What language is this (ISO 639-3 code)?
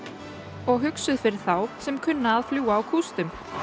isl